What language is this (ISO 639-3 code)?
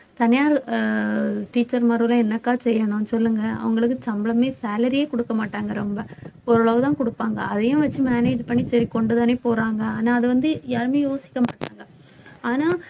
tam